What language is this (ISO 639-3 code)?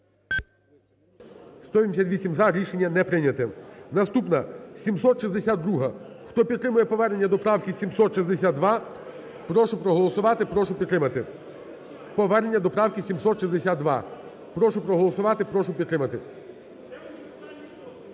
ukr